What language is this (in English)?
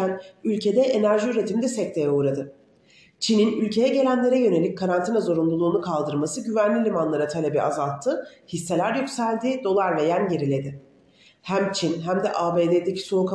Turkish